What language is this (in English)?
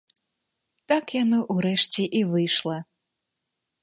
Belarusian